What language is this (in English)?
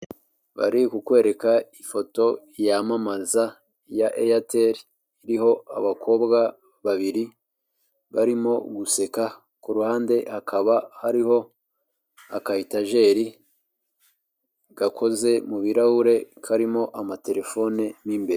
Kinyarwanda